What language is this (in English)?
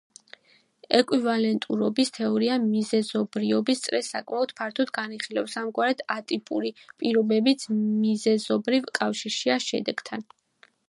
Georgian